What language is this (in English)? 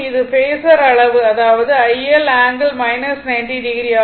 Tamil